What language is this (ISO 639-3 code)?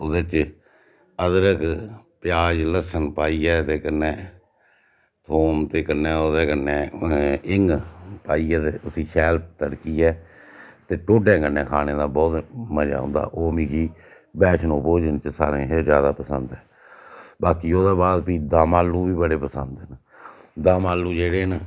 doi